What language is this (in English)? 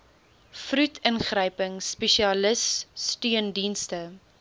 Afrikaans